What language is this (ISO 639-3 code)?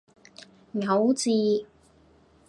yue